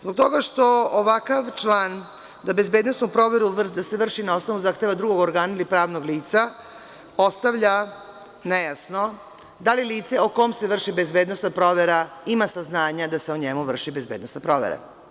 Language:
Serbian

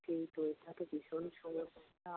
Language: Bangla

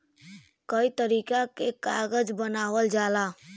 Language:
Bhojpuri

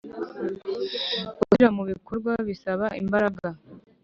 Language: Kinyarwanda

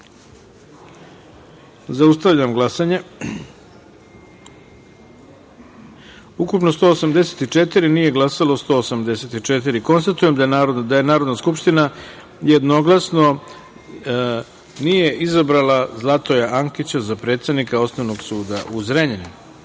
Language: Serbian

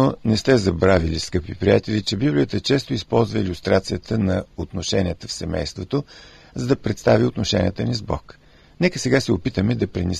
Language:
Bulgarian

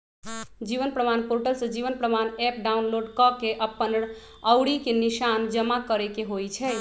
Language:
Magahi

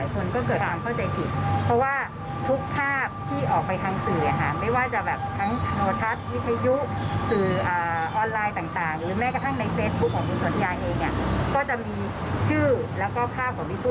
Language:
Thai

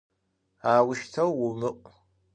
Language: Adyghe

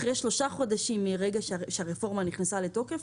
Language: Hebrew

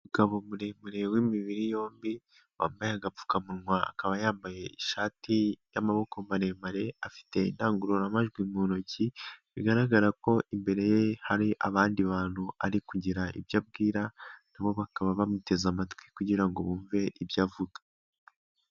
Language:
Kinyarwanda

